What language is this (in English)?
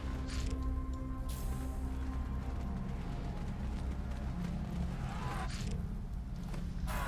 Polish